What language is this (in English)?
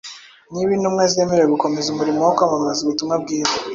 Kinyarwanda